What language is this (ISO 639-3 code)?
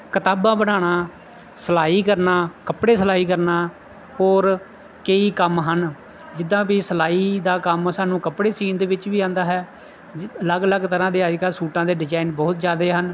pan